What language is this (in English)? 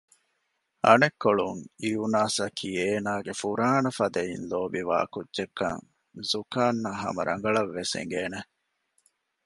Divehi